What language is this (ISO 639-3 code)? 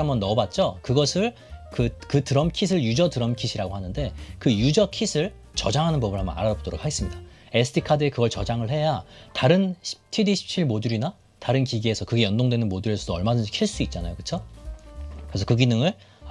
kor